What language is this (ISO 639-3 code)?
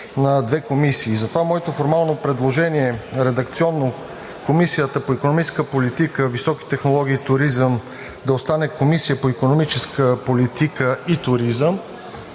bul